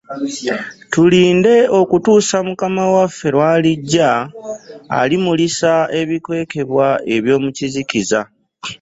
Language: Ganda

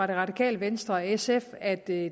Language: Danish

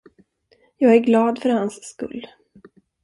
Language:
Swedish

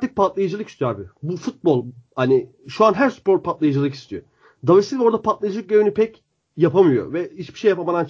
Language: Turkish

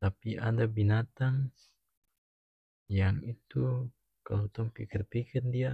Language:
North Moluccan Malay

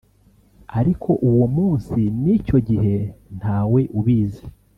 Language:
Kinyarwanda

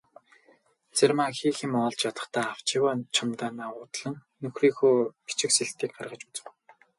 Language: Mongolian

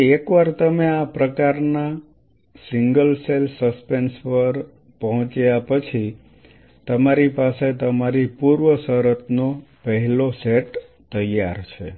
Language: Gujarati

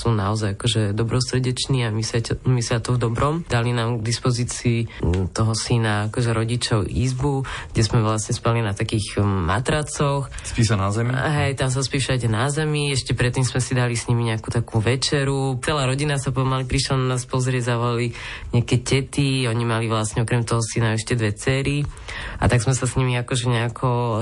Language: Slovak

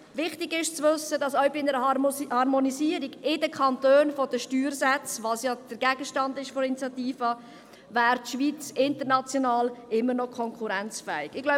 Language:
Swiss German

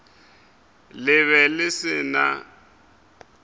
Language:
Northern Sotho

